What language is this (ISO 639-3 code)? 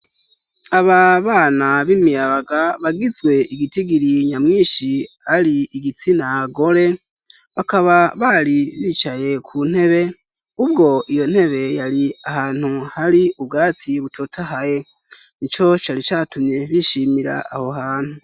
run